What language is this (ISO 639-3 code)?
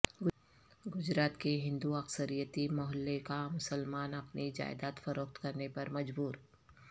urd